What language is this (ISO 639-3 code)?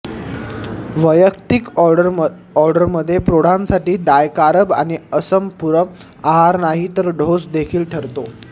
mar